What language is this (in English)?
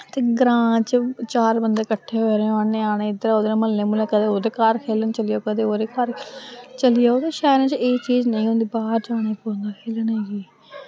Dogri